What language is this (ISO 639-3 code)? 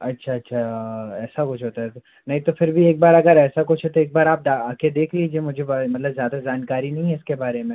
hin